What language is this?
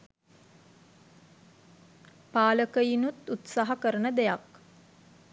Sinhala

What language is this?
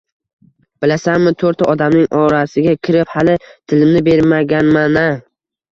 Uzbek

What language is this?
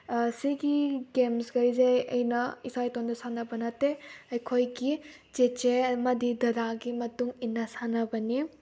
Manipuri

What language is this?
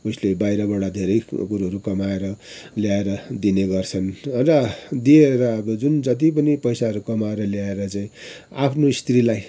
Nepali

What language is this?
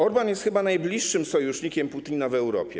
Polish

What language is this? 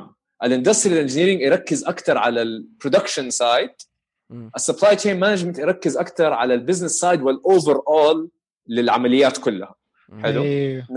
Arabic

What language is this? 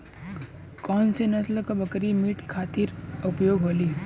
Bhojpuri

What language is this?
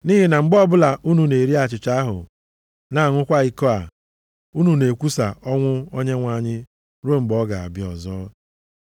Igbo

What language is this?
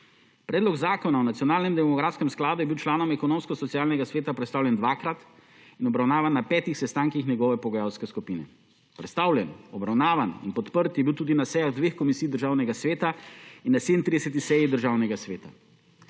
Slovenian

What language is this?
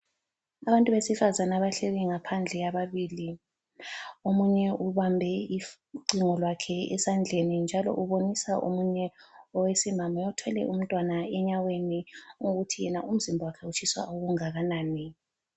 North Ndebele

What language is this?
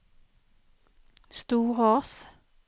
Norwegian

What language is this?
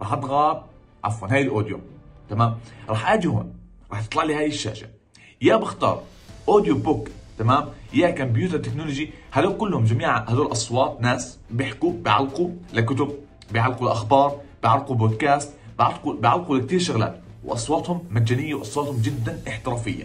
Arabic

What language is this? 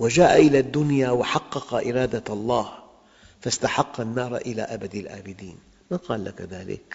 Arabic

